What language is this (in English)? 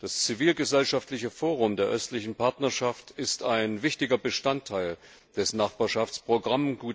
German